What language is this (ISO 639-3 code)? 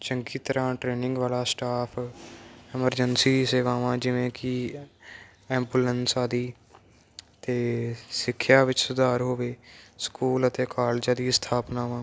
pan